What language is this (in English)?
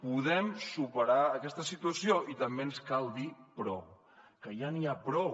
Catalan